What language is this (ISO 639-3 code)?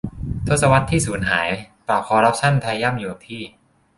tha